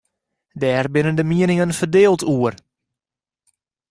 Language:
Western Frisian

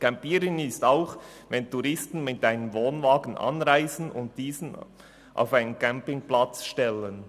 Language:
Swiss German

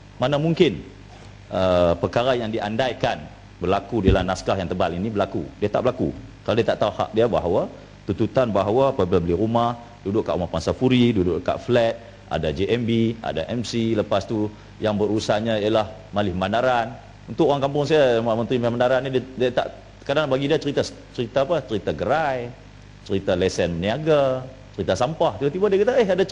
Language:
Malay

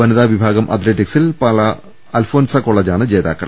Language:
Malayalam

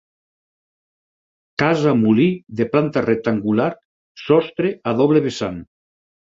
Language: Catalan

